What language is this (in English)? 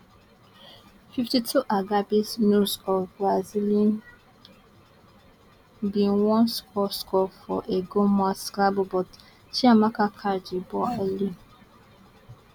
Nigerian Pidgin